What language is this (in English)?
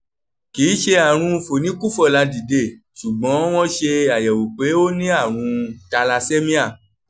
Yoruba